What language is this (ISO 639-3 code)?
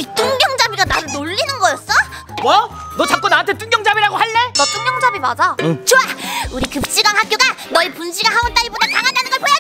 kor